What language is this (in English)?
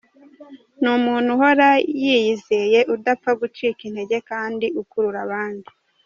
Kinyarwanda